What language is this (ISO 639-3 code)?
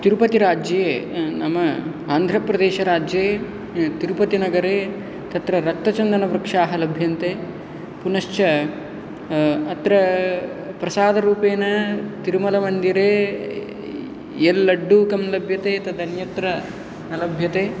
san